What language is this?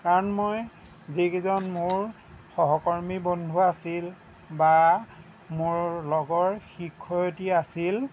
Assamese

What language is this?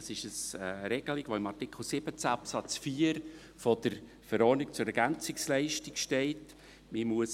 Swiss German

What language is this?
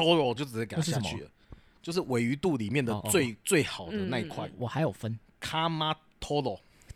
Chinese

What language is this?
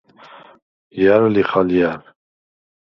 Svan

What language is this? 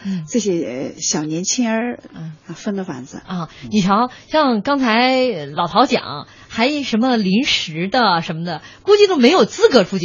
Chinese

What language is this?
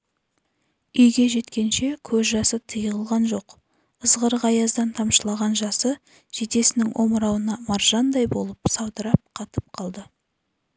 Kazakh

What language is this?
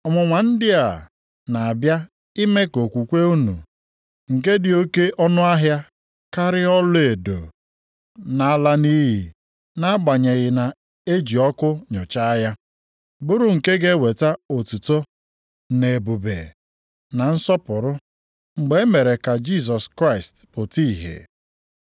Igbo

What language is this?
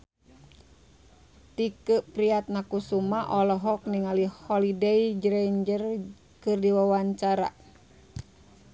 Sundanese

